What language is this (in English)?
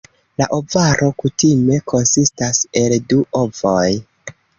Esperanto